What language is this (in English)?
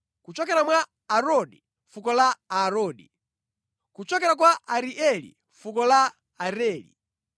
Nyanja